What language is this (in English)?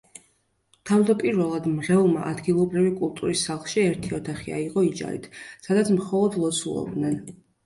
Georgian